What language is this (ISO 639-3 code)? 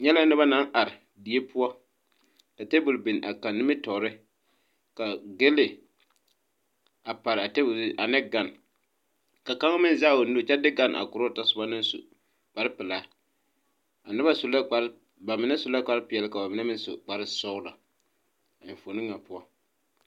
dga